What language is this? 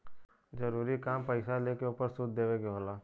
Bhojpuri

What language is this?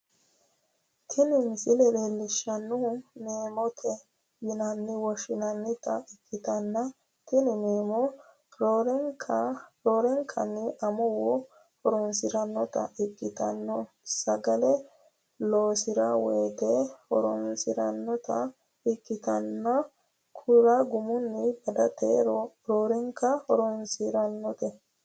Sidamo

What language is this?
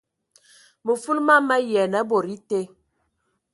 Ewondo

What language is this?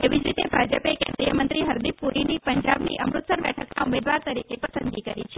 Gujarati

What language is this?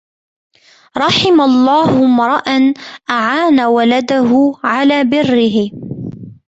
Arabic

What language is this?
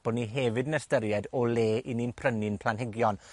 Welsh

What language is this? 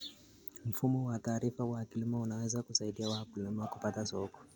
Kalenjin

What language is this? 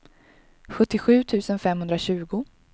Swedish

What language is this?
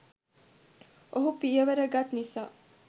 Sinhala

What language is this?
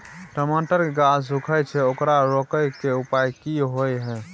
Maithili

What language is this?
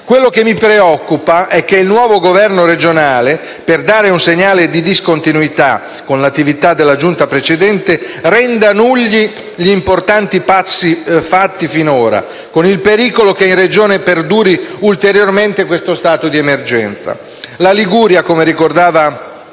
Italian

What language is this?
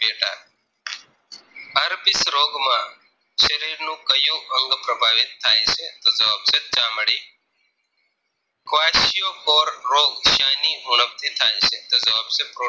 Gujarati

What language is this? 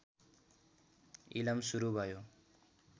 Nepali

